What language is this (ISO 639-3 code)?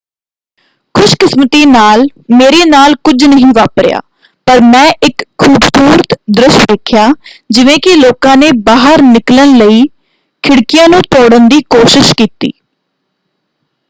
pan